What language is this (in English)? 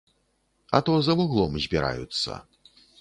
Belarusian